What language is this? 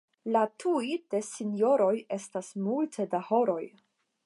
Esperanto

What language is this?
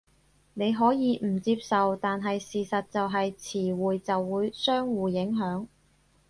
Cantonese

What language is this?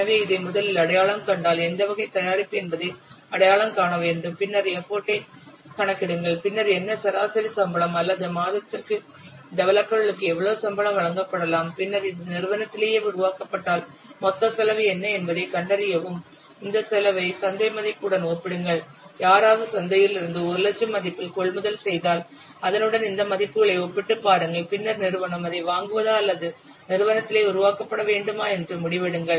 Tamil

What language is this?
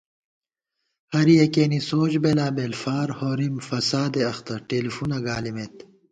Gawar-Bati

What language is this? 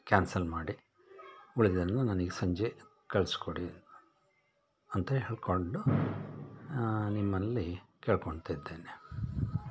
Kannada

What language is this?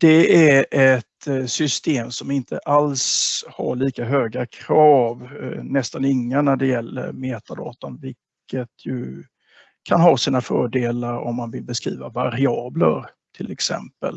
Swedish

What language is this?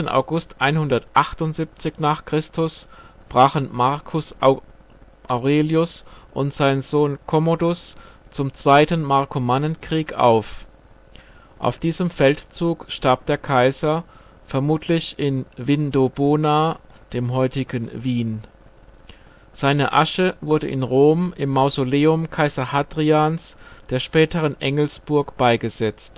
German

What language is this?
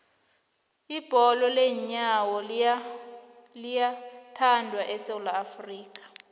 South Ndebele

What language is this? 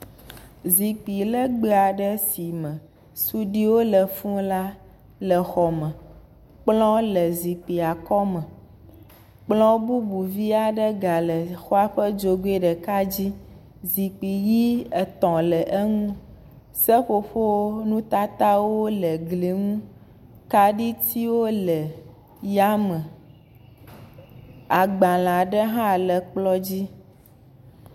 Ewe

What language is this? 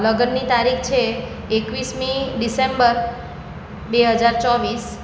Gujarati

